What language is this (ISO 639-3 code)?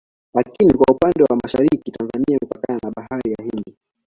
swa